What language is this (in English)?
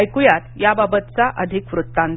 Marathi